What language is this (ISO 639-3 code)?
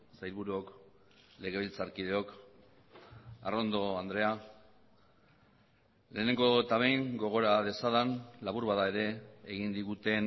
eus